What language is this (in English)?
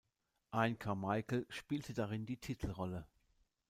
German